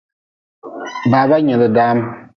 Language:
Nawdm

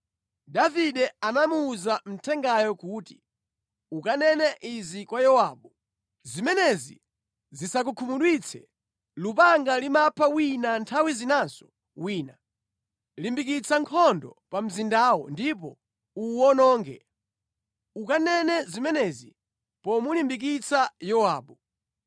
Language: Nyanja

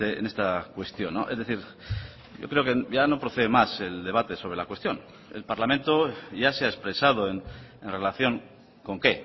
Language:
Spanish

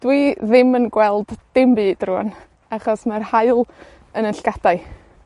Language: Welsh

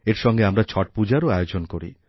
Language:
Bangla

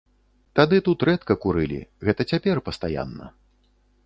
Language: Belarusian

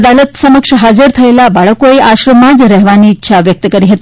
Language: Gujarati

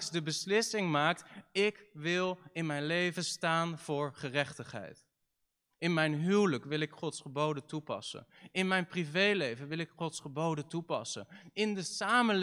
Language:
Dutch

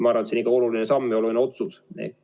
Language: Estonian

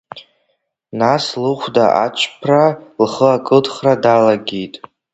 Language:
Abkhazian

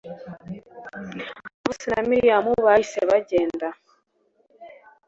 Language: Kinyarwanda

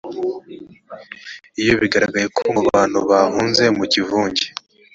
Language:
Kinyarwanda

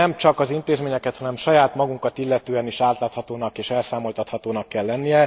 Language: Hungarian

